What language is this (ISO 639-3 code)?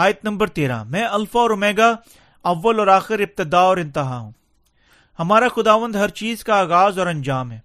urd